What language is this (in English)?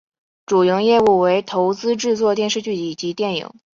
Chinese